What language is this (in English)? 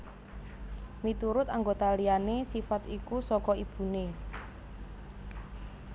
Javanese